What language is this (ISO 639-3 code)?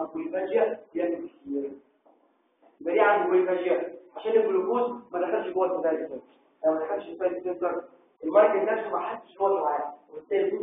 ara